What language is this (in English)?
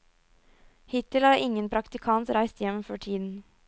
Norwegian